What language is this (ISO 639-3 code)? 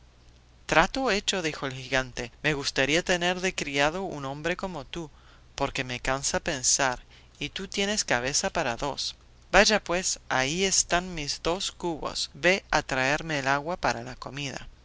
spa